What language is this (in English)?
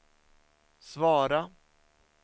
Swedish